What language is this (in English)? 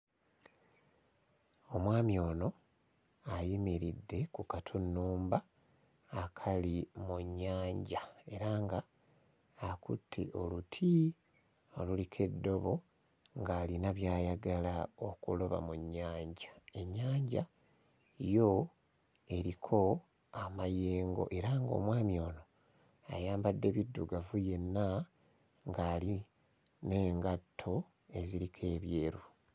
Ganda